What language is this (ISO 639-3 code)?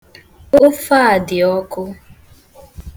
ibo